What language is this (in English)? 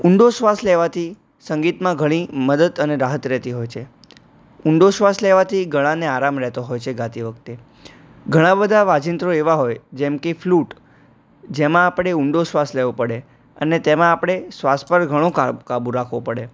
Gujarati